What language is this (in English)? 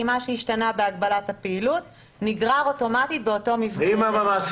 Hebrew